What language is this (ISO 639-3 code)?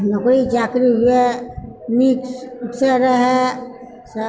mai